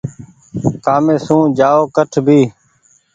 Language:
Goaria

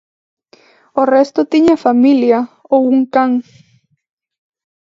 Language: Galician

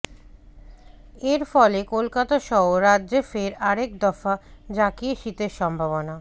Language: Bangla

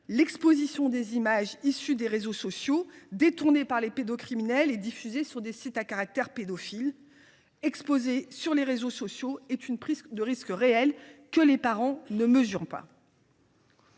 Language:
French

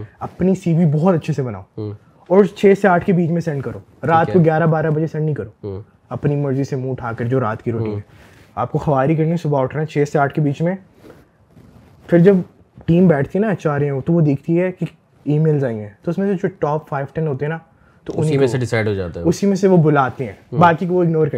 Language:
Urdu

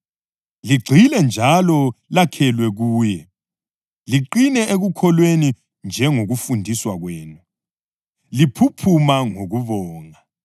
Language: North Ndebele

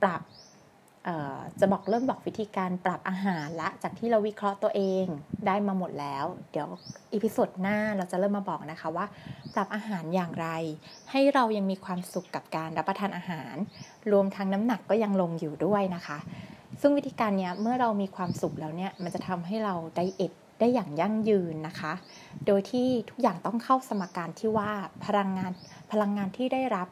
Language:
Thai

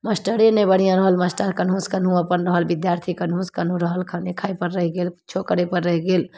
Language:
Maithili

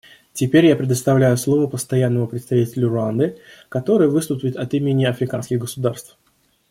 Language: Russian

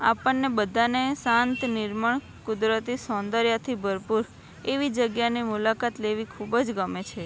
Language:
Gujarati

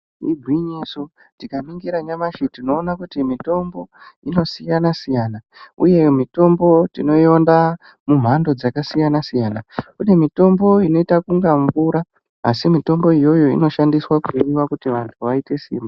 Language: Ndau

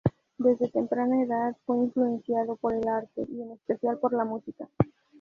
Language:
Spanish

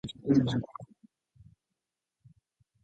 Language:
Japanese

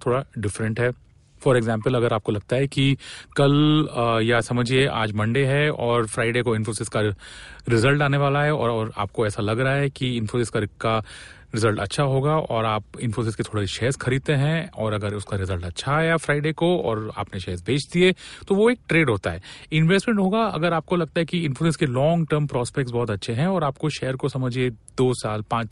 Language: Hindi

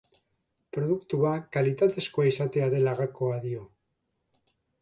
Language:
Basque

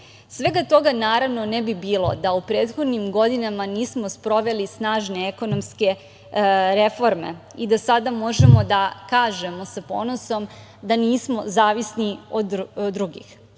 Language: Serbian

